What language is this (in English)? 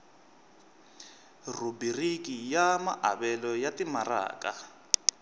Tsonga